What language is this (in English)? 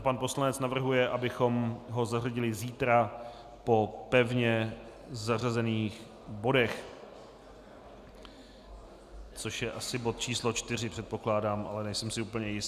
Czech